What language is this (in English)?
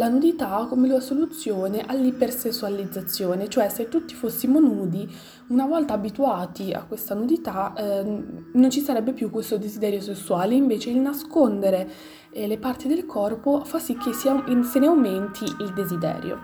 Italian